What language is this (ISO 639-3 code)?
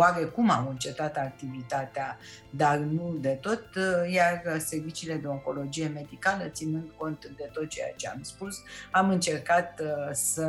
ron